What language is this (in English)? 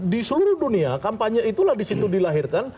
Indonesian